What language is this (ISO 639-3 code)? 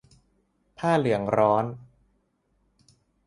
tha